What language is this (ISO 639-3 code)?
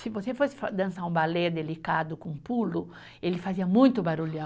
por